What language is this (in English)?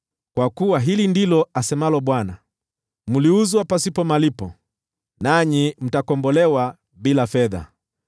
Swahili